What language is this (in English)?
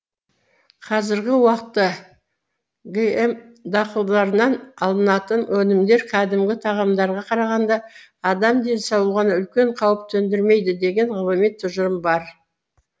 Kazakh